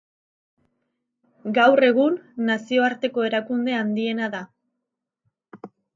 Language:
Basque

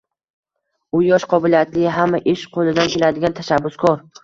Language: Uzbek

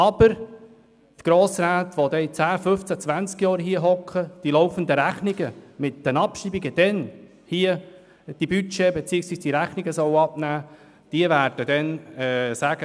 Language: Swiss German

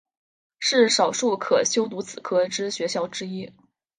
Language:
Chinese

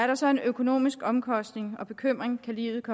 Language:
Danish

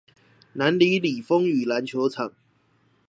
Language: Chinese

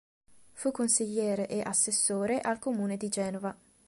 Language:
Italian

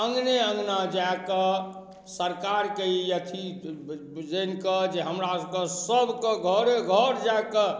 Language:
Maithili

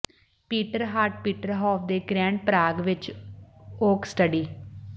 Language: Punjabi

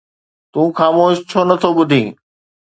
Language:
Sindhi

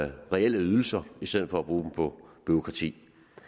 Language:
Danish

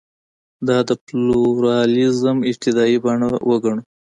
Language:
Pashto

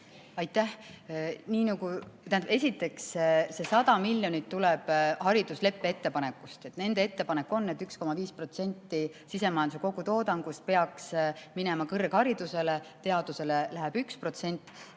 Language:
Estonian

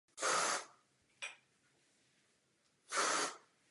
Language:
Czech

